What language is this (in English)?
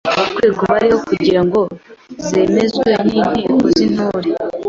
Kinyarwanda